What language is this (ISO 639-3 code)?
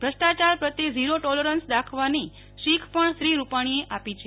guj